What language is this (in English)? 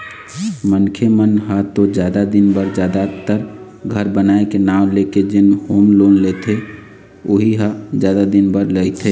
Chhattisgarhi